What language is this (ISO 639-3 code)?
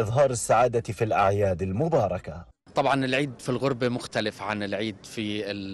ara